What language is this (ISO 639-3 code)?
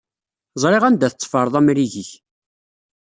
kab